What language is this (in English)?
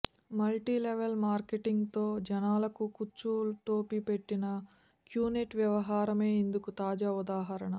Telugu